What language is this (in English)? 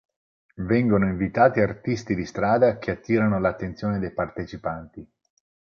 Italian